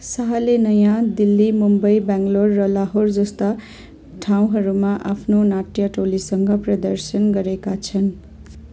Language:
Nepali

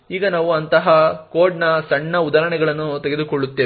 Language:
Kannada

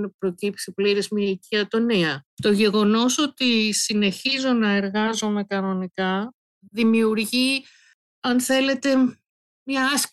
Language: Greek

